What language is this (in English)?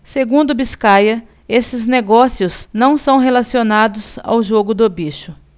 Portuguese